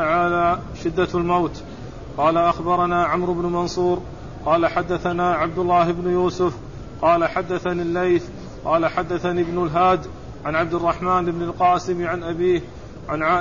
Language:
Arabic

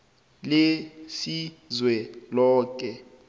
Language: South Ndebele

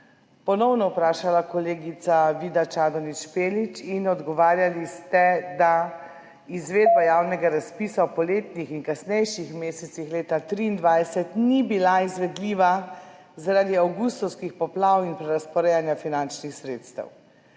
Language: Slovenian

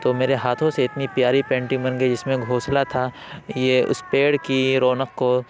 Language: Urdu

